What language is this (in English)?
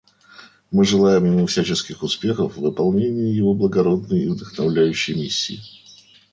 Russian